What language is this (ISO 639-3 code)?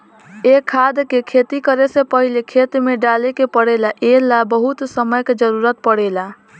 bho